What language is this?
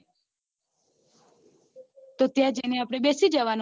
Gujarati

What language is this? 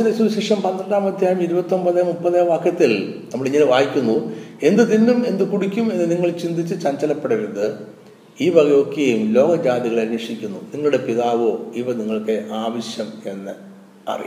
Malayalam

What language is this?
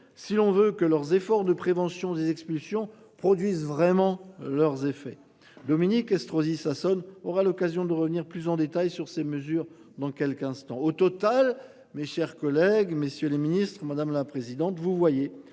French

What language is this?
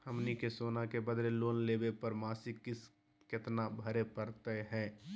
Magahi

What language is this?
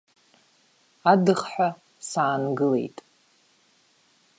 Abkhazian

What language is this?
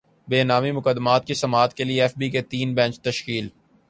Urdu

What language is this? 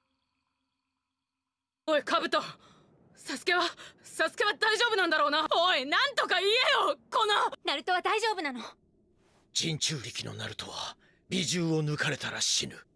Japanese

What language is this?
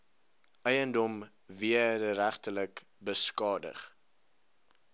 Afrikaans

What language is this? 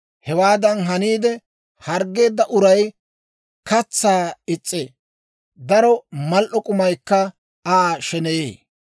Dawro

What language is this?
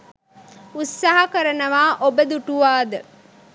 Sinhala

